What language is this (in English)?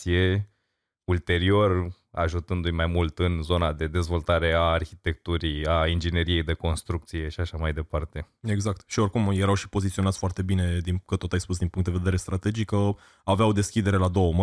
Romanian